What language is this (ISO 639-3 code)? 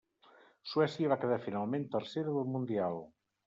cat